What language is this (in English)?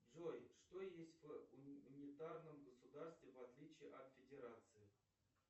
Russian